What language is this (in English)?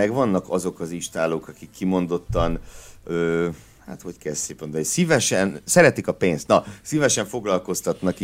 Hungarian